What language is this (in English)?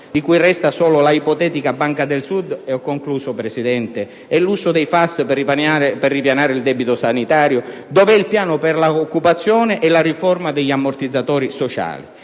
Italian